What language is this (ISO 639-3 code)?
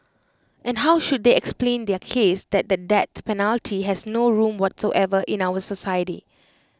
eng